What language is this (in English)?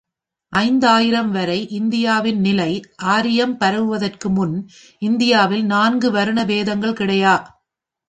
Tamil